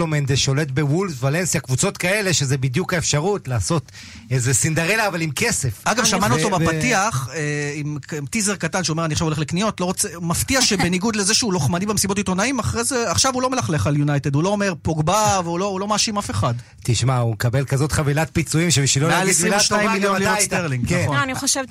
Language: Hebrew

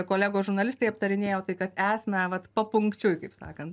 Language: Lithuanian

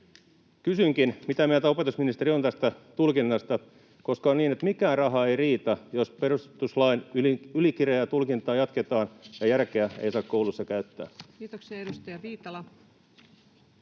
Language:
Finnish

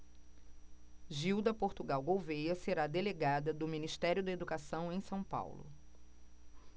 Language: Portuguese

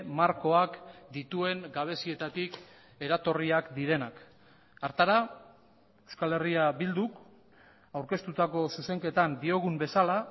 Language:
Basque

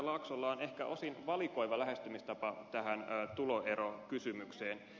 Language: Finnish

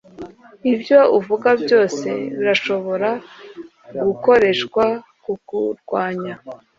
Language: Kinyarwanda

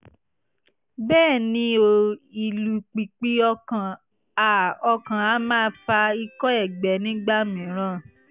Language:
Yoruba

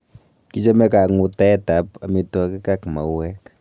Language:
Kalenjin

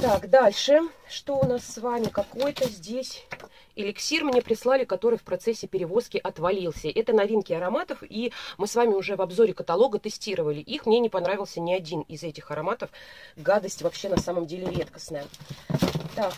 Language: Russian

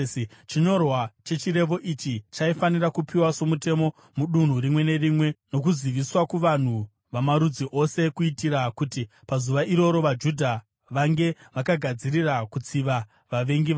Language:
Shona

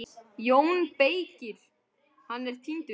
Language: Icelandic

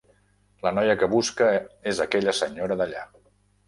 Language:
Catalan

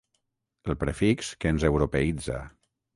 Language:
Catalan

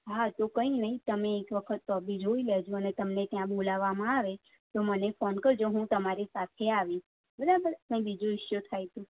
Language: Gujarati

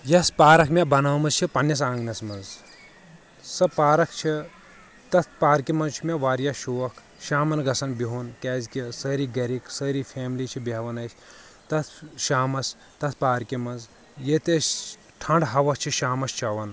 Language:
Kashmiri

